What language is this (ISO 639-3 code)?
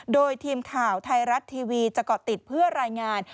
tha